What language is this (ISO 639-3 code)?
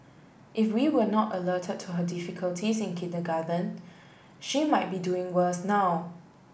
eng